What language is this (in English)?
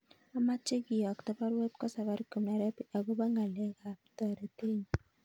Kalenjin